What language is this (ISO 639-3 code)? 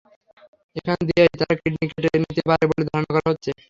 ben